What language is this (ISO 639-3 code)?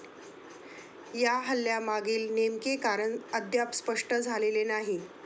mar